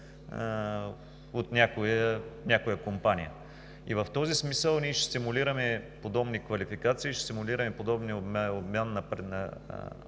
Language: Bulgarian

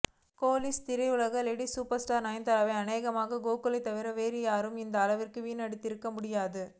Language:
Tamil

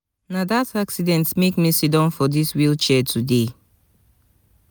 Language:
Nigerian Pidgin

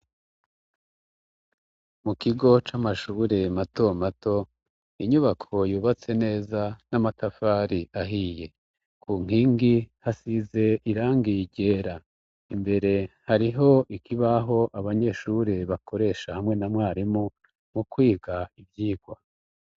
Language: Rundi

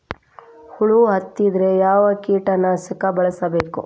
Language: Kannada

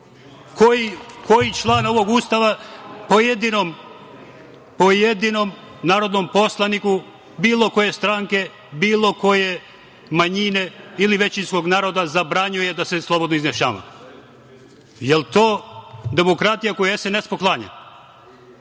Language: Serbian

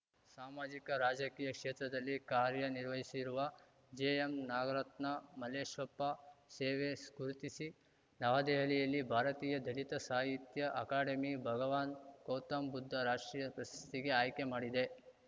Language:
Kannada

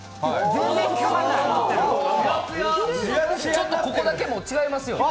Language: Japanese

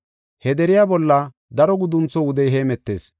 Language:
Gofa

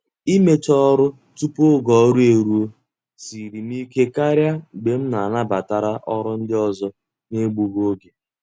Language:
Igbo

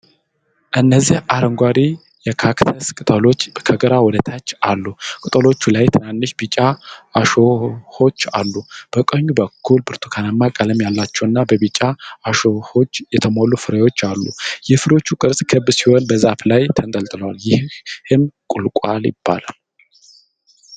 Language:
Amharic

